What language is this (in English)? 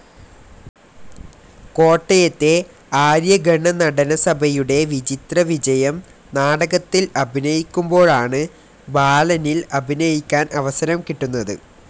Malayalam